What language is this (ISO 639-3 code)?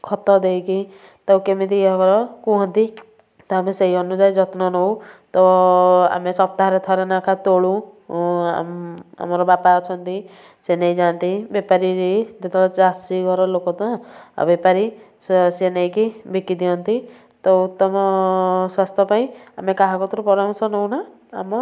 ori